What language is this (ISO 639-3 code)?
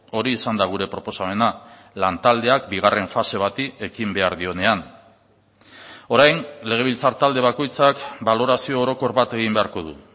eus